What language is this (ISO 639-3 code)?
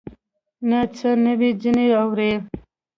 pus